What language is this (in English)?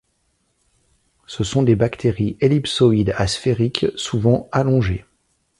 French